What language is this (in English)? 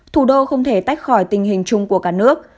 Vietnamese